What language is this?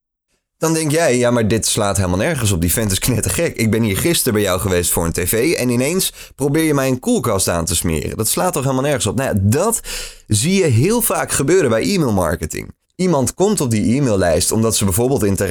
Dutch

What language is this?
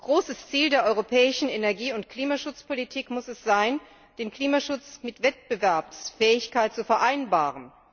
German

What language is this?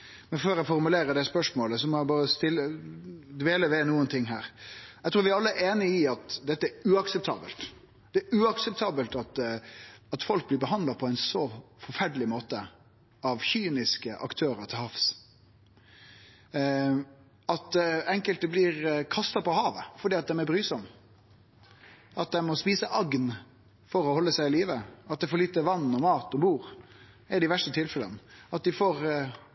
Norwegian Nynorsk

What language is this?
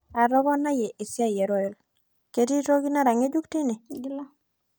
Masai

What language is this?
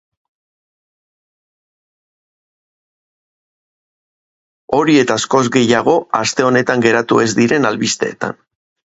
Basque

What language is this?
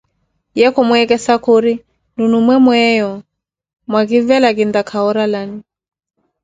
Koti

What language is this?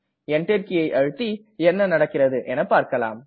Tamil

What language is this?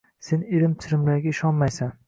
Uzbek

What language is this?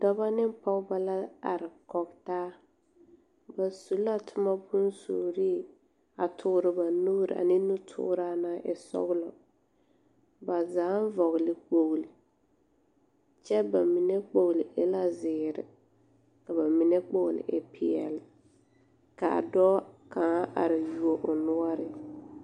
Southern Dagaare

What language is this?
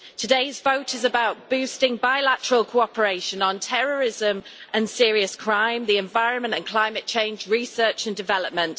English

